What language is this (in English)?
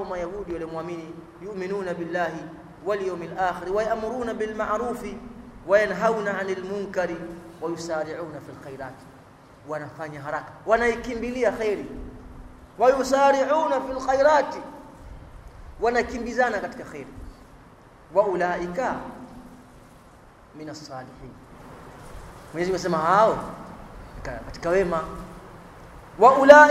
Swahili